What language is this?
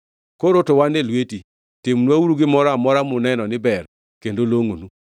Luo (Kenya and Tanzania)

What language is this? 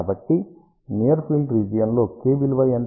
Telugu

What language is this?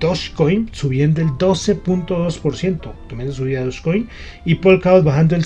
Spanish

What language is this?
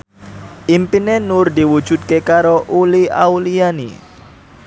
Javanese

